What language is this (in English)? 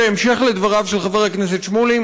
Hebrew